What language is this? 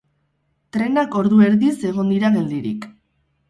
Basque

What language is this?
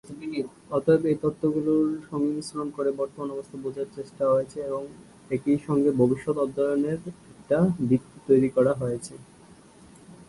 Bangla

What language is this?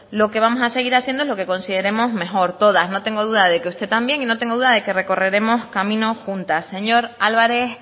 Spanish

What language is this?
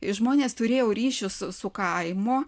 Lithuanian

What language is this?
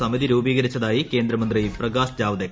Malayalam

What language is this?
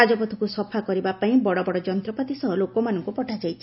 Odia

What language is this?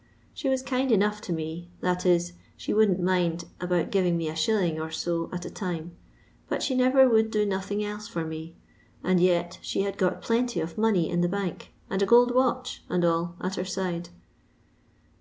English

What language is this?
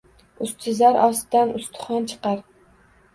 Uzbek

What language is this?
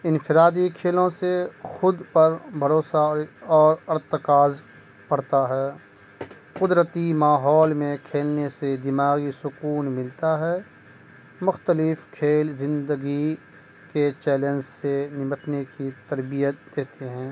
Urdu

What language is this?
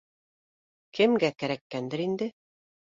Bashkir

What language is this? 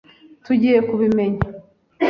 Kinyarwanda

